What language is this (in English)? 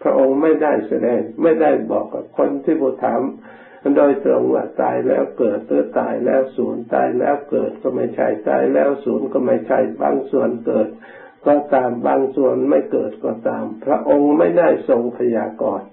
Thai